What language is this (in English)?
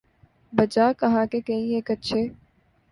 Urdu